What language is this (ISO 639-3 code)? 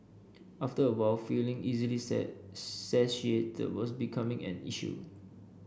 eng